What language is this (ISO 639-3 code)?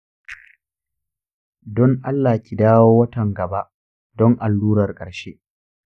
hau